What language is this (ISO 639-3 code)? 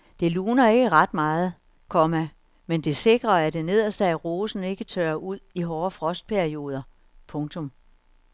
dan